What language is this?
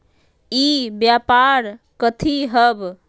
Magahi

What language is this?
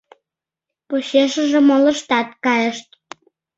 Mari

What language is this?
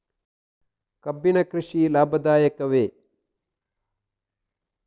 Kannada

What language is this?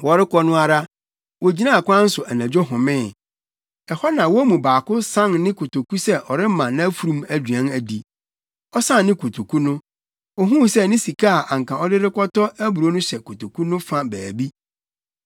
Akan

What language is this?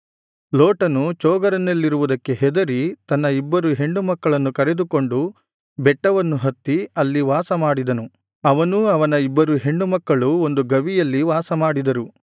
Kannada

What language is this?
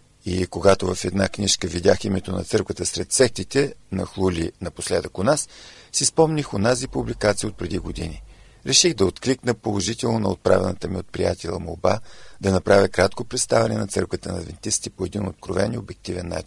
Bulgarian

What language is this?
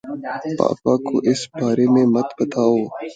Urdu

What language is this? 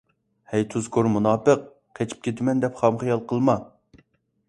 Uyghur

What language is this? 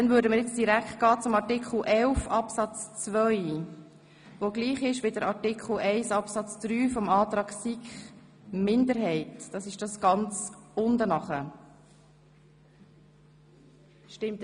Swiss German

